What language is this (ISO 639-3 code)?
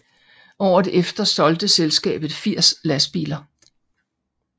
dan